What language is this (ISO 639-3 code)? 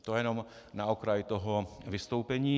ces